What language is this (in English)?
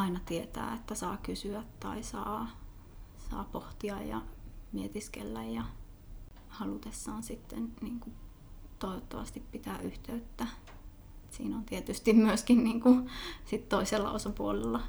Finnish